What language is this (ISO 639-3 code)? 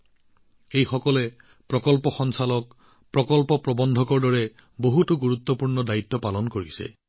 asm